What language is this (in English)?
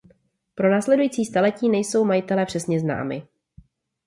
Czech